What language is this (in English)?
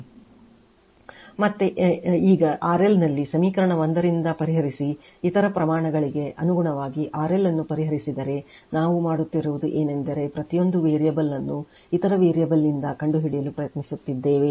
Kannada